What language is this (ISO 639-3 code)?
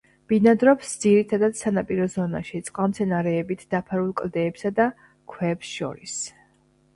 kat